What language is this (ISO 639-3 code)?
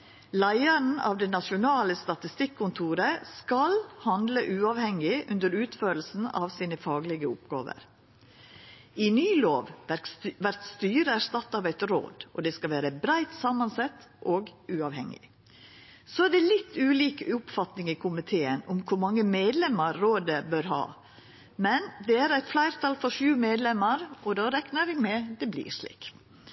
nno